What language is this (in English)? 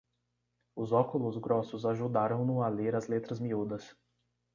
Portuguese